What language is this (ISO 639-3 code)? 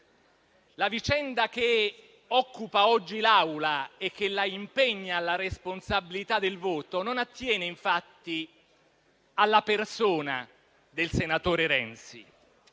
ita